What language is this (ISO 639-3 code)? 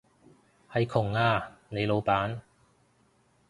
yue